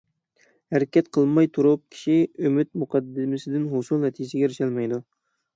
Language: Uyghur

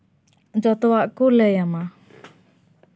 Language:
Santali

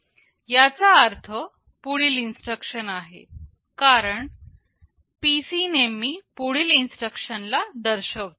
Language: Marathi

